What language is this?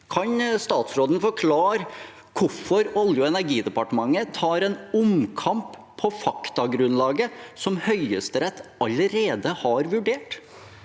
Norwegian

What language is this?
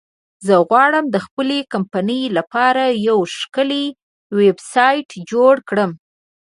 Pashto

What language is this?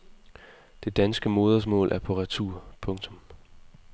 Danish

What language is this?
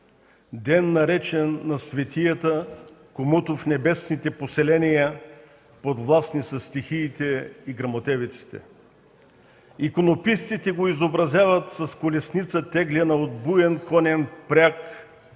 Bulgarian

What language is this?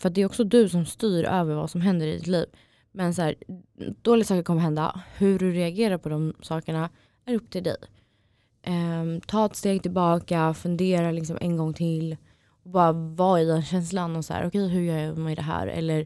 Swedish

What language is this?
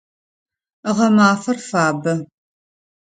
Adyghe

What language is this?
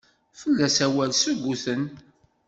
Kabyle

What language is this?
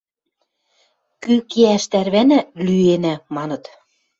Western Mari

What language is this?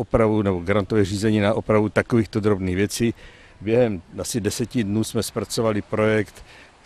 Czech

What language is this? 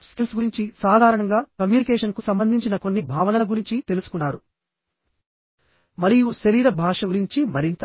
Telugu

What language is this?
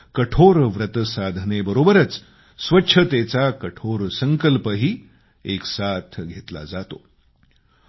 Marathi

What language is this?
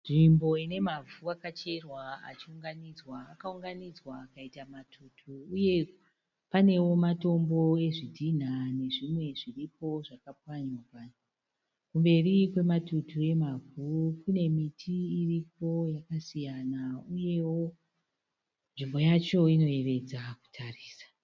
Shona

